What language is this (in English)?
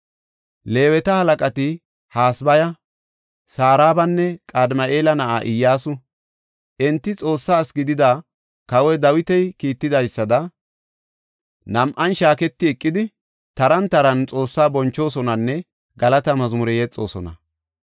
Gofa